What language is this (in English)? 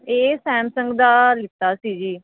Punjabi